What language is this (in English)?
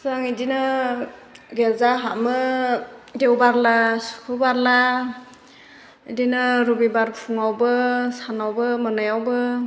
Bodo